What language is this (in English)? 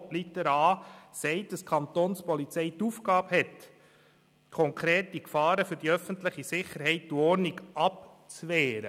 Swiss German